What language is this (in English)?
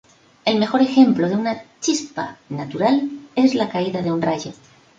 Spanish